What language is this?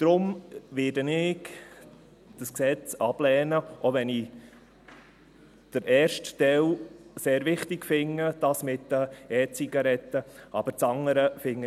Swiss German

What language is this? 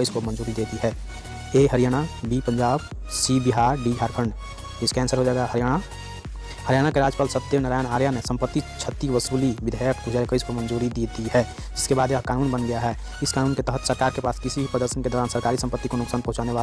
Hindi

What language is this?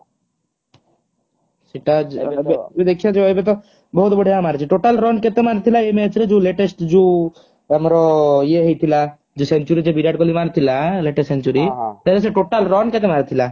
Odia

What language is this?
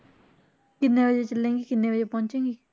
Punjabi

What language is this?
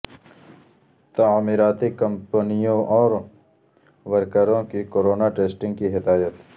Urdu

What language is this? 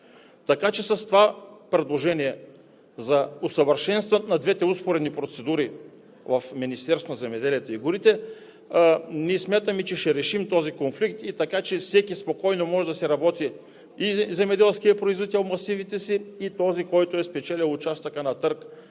Bulgarian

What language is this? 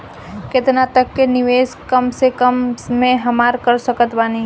Bhojpuri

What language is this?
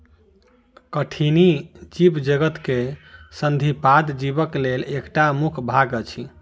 Maithili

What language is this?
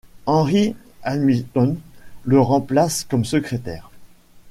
French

